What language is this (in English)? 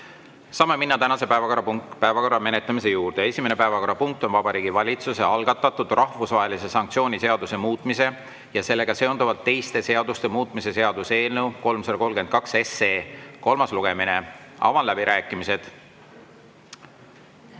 Estonian